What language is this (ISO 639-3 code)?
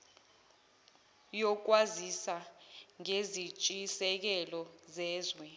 zul